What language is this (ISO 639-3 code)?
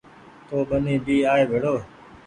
gig